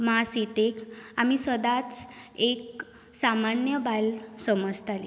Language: Konkani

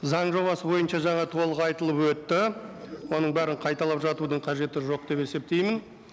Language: Kazakh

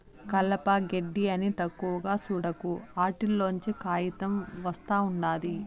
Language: Telugu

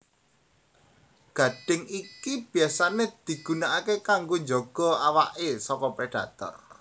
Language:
Javanese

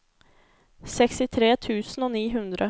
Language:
Norwegian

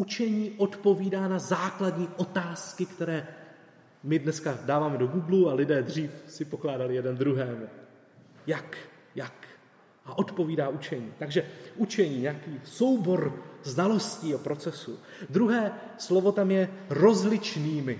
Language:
Czech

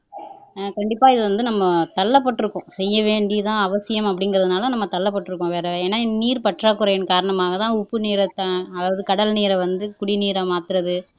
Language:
Tamil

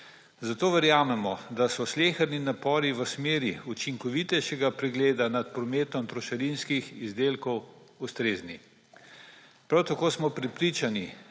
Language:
Slovenian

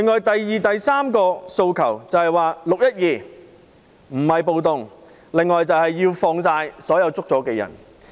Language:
Cantonese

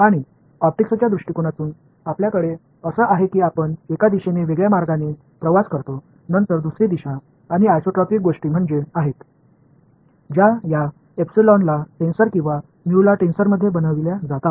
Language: Marathi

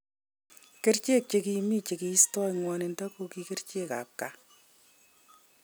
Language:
Kalenjin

